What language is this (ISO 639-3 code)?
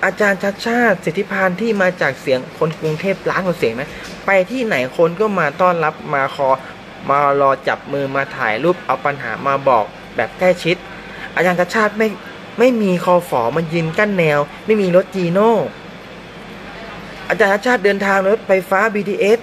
tha